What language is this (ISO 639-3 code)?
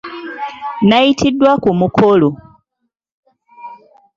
lug